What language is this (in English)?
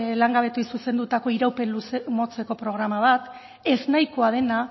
Basque